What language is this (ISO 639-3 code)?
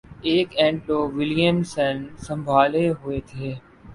urd